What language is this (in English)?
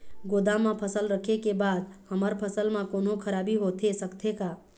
Chhattisgarhi